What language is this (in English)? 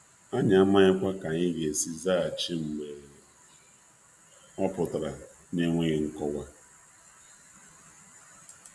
Igbo